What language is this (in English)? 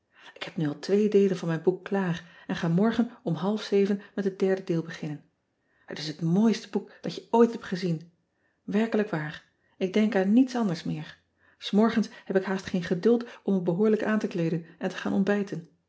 Dutch